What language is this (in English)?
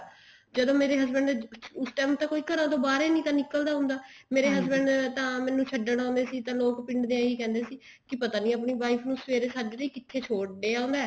Punjabi